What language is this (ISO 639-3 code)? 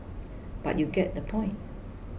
eng